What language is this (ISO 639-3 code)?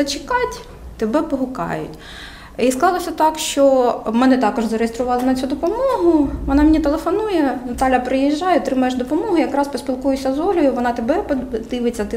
ukr